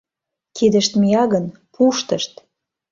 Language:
Mari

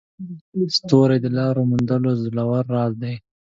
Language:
Pashto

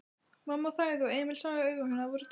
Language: Icelandic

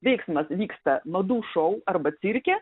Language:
Lithuanian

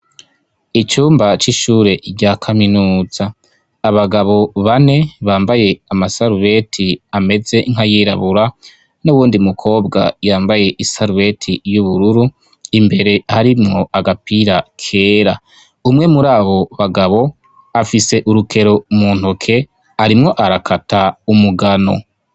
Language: Rundi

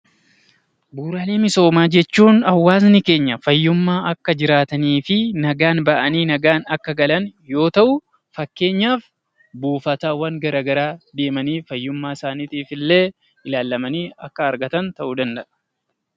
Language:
Oromo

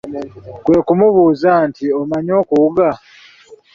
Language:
Ganda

